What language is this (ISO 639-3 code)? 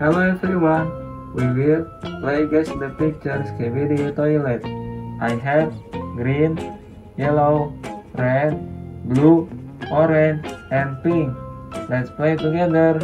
ind